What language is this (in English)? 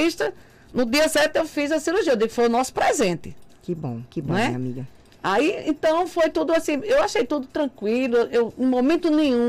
Portuguese